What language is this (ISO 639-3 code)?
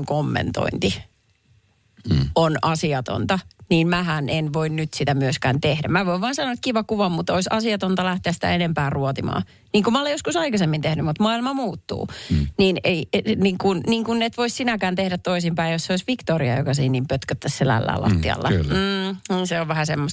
fin